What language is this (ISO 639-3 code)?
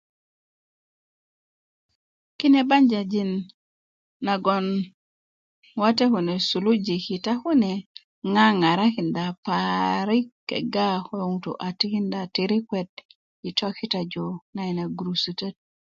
ukv